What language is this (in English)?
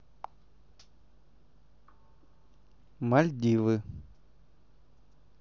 Russian